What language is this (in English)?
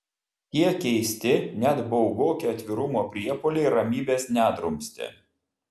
Lithuanian